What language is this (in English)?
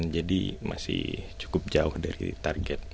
Indonesian